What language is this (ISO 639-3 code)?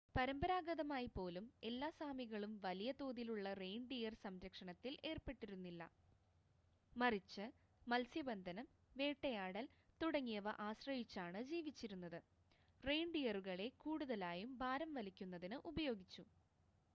mal